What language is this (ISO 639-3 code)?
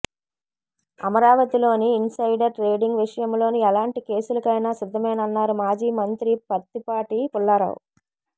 tel